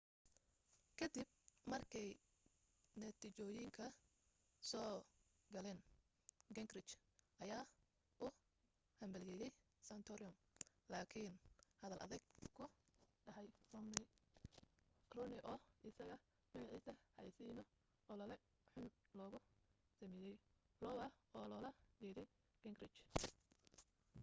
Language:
Somali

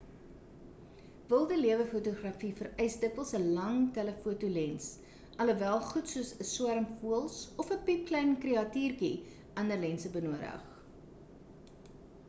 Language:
Afrikaans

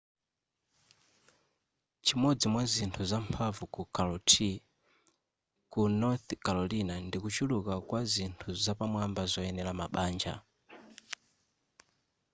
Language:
Nyanja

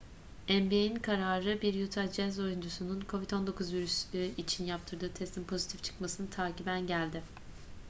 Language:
Turkish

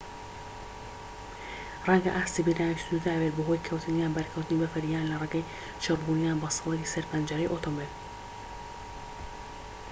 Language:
Central Kurdish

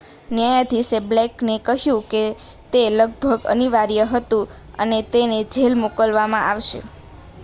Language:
Gujarati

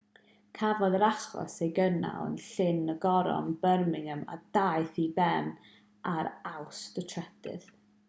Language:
Welsh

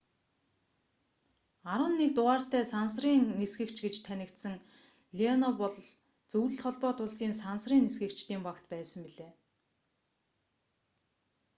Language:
Mongolian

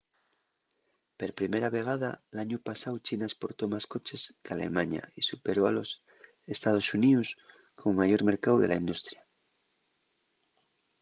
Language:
Asturian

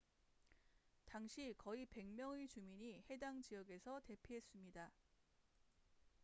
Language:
Korean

